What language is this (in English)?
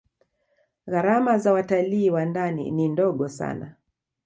Swahili